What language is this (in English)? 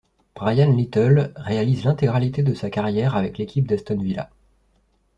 French